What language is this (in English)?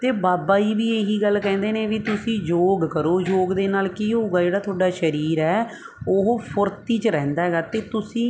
Punjabi